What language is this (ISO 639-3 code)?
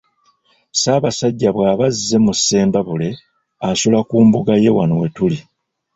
lug